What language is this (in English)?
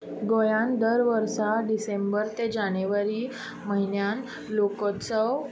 Konkani